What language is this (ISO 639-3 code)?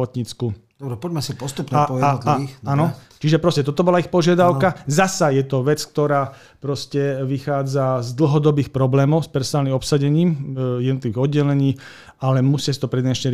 slk